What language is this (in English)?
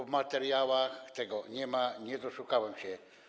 Polish